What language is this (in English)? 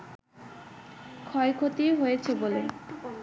Bangla